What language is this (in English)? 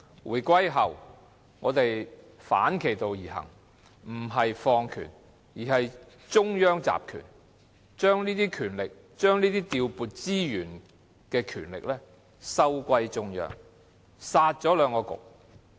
Cantonese